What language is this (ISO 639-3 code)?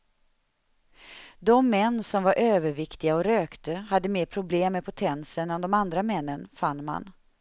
swe